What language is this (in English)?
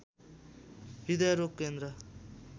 Nepali